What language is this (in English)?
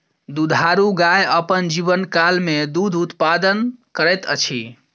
Maithili